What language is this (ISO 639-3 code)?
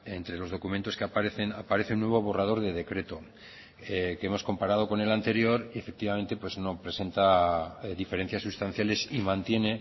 spa